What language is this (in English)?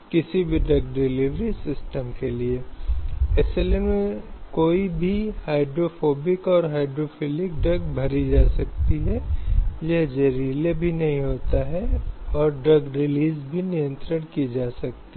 Hindi